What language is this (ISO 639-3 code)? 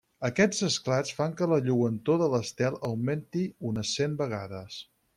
cat